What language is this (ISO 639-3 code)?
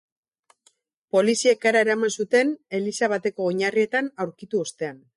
eus